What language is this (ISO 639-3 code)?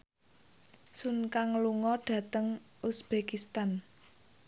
jav